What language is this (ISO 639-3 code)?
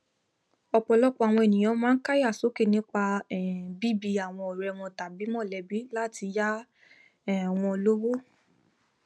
yor